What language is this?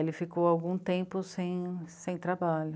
Portuguese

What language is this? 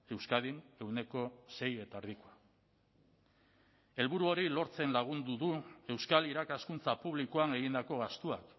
Basque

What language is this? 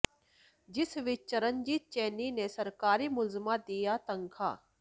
Punjabi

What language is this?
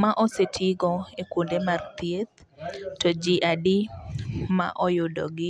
Luo (Kenya and Tanzania)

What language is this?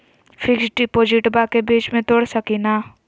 Magahi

